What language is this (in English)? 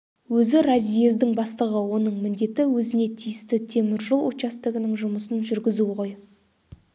Kazakh